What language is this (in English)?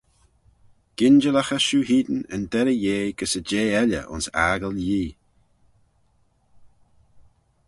Manx